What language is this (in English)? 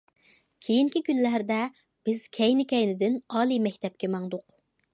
Uyghur